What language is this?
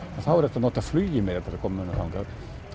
Icelandic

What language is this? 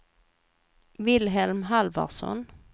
Swedish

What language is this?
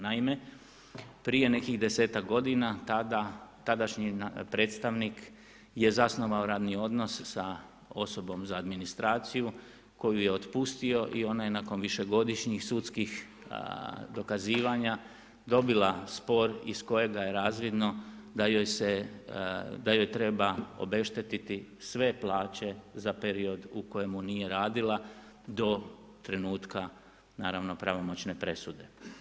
Croatian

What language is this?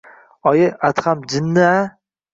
Uzbek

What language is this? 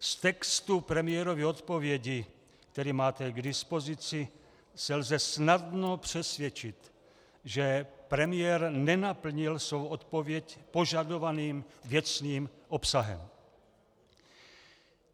Czech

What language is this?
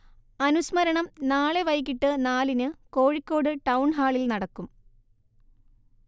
Malayalam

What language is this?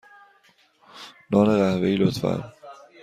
Persian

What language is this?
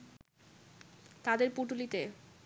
Bangla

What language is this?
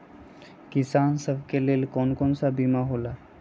Magahi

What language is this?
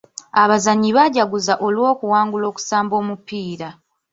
Ganda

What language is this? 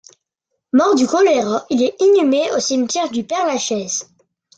French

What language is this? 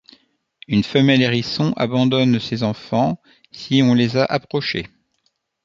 French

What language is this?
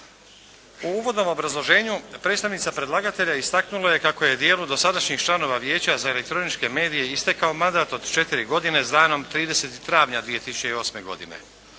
Croatian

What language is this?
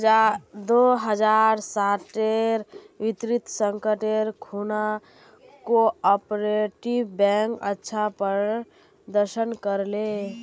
Magahi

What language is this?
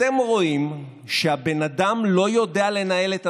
Hebrew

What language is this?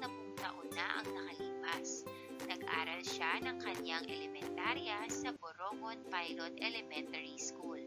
Filipino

